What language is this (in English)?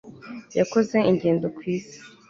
Kinyarwanda